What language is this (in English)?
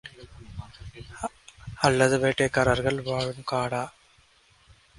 Tamil